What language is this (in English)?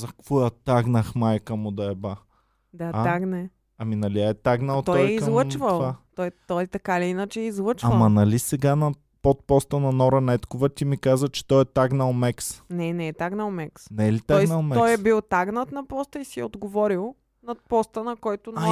Bulgarian